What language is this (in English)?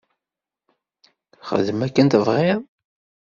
Kabyle